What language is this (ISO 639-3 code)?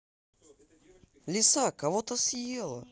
rus